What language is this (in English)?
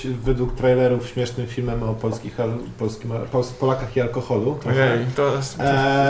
Polish